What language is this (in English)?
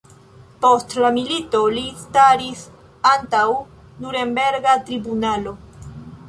Esperanto